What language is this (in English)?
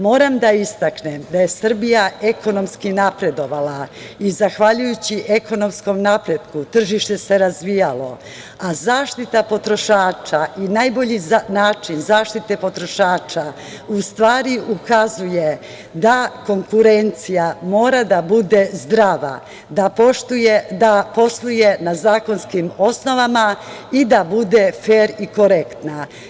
Serbian